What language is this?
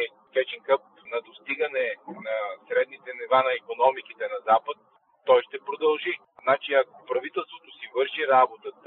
Bulgarian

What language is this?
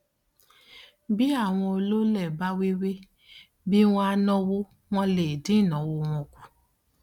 Yoruba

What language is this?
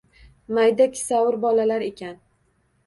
Uzbek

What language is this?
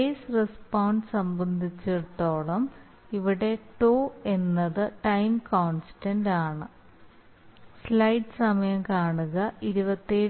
Malayalam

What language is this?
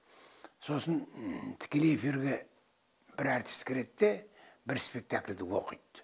Kazakh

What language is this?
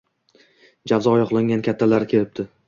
Uzbek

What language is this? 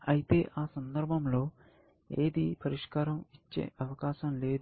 Telugu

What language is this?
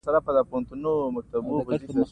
Pashto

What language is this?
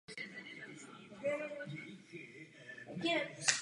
Czech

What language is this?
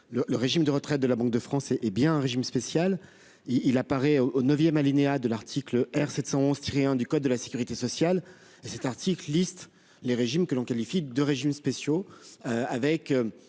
French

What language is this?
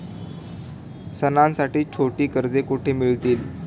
Marathi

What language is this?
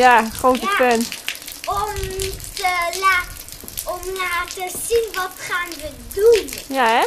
Dutch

